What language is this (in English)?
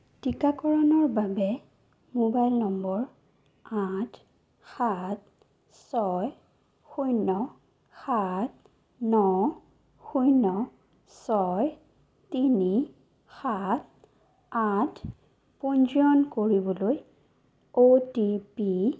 Assamese